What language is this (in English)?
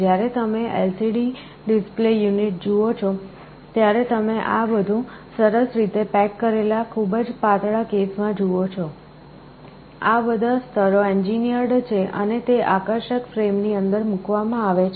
Gujarati